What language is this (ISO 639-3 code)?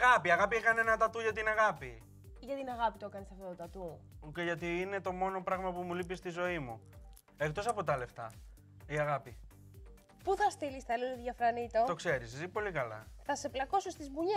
ell